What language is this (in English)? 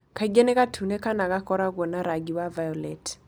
Kikuyu